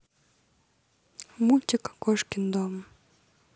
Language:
Russian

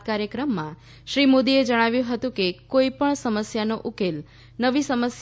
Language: Gujarati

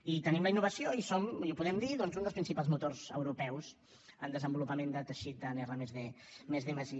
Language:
Catalan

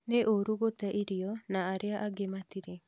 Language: Kikuyu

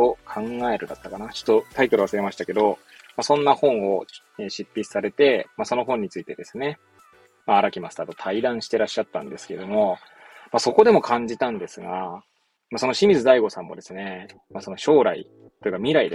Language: Japanese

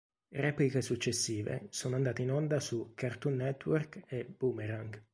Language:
Italian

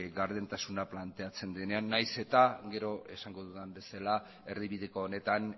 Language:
Basque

